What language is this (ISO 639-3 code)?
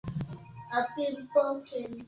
swa